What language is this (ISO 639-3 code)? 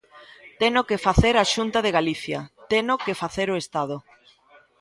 glg